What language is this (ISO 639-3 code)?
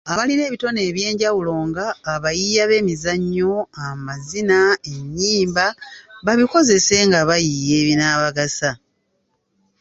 lug